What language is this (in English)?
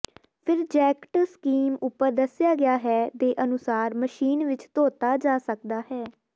Punjabi